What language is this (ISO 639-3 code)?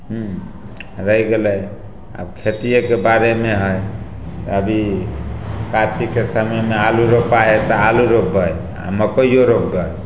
mai